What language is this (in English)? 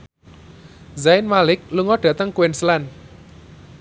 Javanese